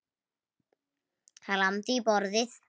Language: Icelandic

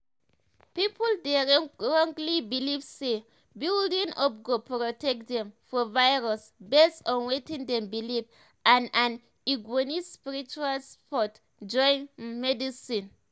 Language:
Nigerian Pidgin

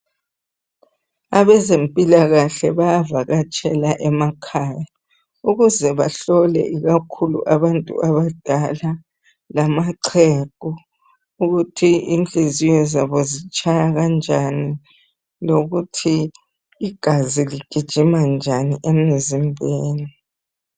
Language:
North Ndebele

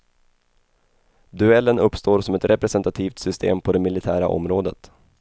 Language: Swedish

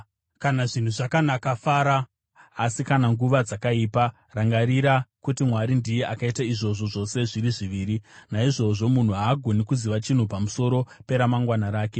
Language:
Shona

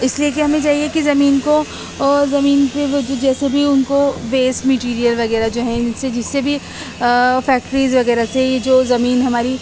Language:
Urdu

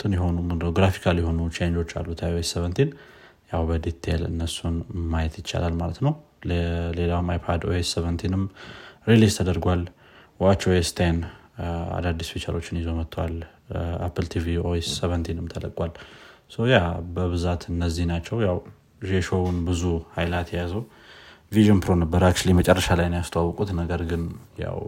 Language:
Amharic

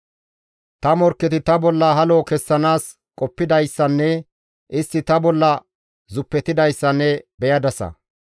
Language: Gamo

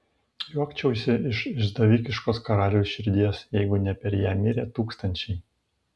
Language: Lithuanian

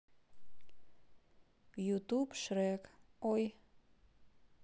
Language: Russian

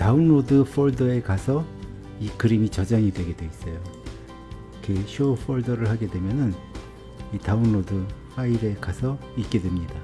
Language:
Korean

